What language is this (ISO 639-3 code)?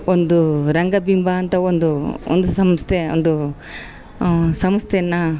kan